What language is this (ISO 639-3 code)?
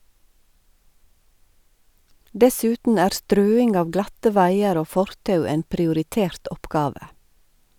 nor